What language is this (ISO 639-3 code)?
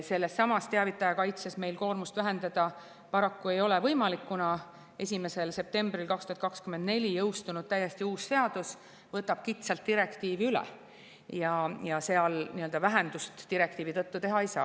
est